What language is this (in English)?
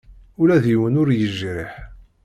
Kabyle